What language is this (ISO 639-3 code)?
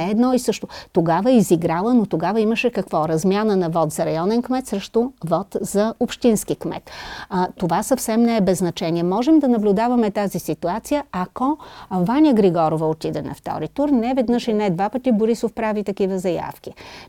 bul